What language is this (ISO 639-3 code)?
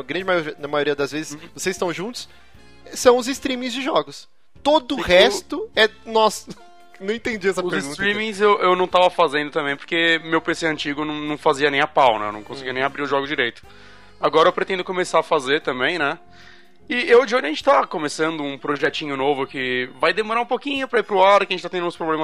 por